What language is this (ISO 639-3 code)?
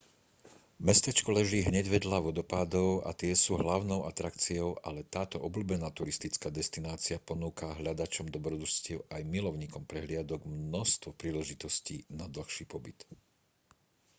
slk